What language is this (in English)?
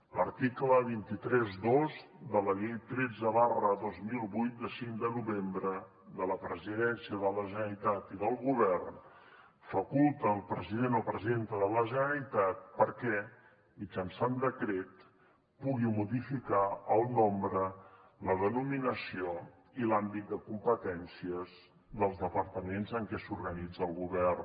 Catalan